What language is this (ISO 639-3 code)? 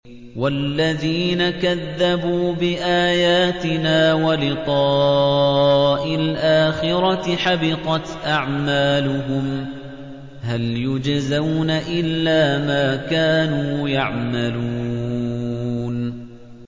ara